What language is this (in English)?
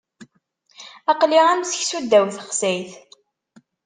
Kabyle